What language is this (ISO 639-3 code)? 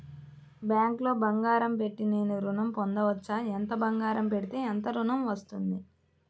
tel